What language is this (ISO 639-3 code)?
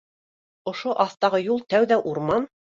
bak